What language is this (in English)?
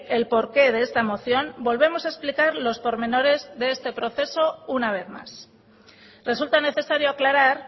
Spanish